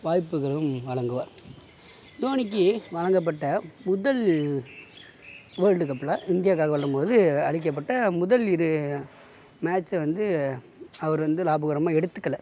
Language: Tamil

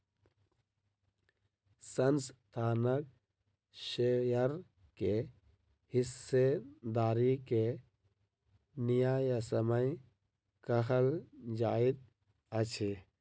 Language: Maithili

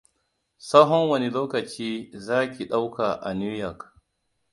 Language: Hausa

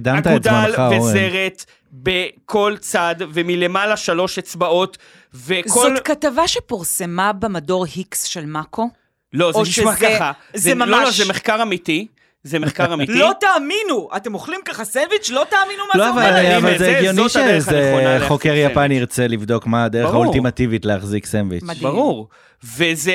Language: Hebrew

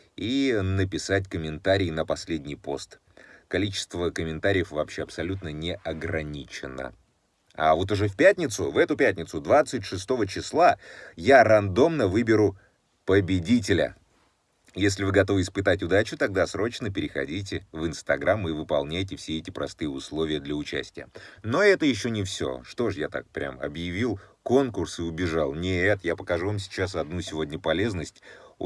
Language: Russian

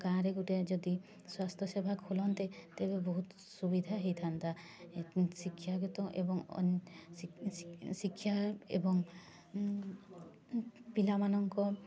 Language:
Odia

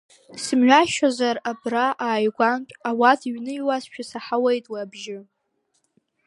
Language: Abkhazian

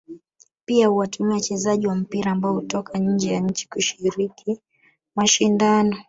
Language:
Swahili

